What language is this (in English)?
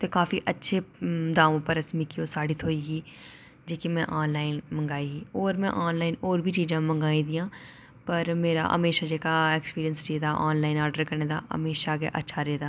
Dogri